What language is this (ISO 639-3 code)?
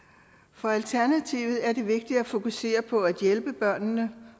dan